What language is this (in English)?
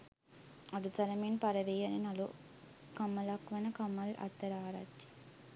Sinhala